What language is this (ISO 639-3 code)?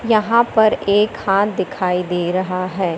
hin